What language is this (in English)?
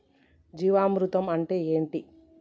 Telugu